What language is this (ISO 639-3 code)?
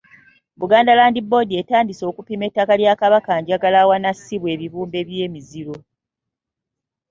lug